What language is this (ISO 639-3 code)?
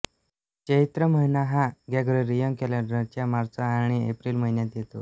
mar